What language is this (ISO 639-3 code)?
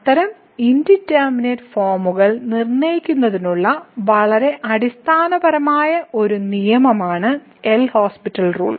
mal